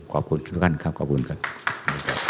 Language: Thai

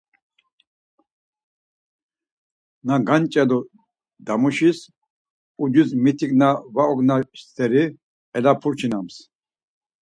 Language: Laz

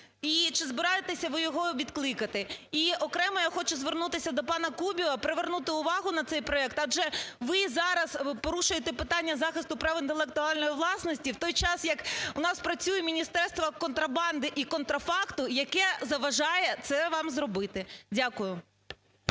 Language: Ukrainian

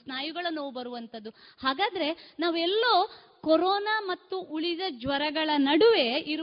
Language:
Kannada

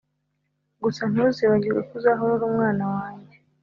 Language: Kinyarwanda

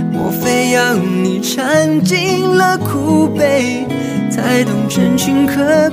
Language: Chinese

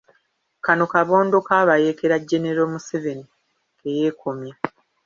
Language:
Ganda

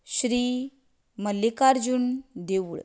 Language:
Konkani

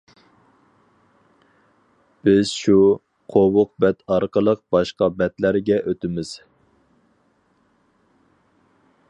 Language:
Uyghur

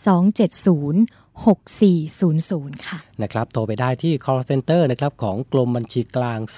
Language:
Thai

